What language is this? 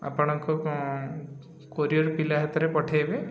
Odia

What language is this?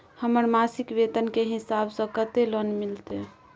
Maithili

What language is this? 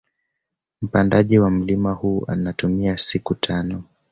Swahili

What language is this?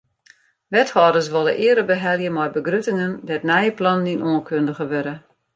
Western Frisian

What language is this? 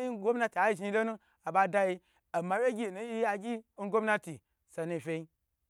Gbagyi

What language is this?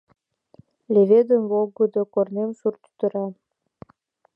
Mari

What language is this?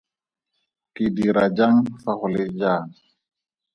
Tswana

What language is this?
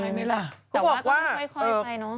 Thai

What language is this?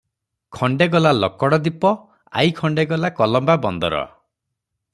Odia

